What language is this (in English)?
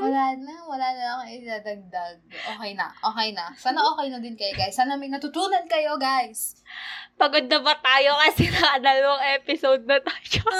Filipino